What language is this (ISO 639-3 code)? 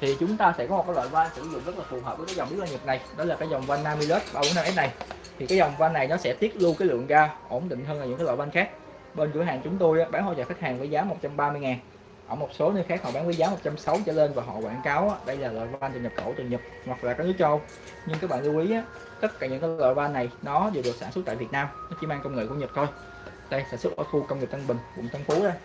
vie